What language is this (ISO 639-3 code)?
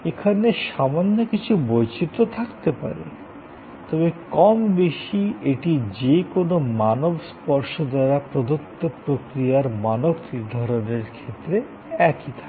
ben